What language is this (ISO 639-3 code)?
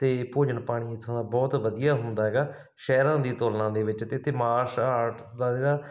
pan